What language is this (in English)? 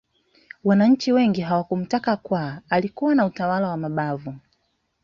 Swahili